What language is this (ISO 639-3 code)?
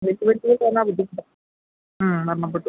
mal